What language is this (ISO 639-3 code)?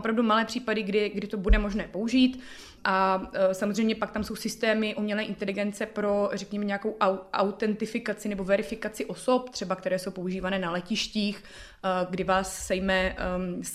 ces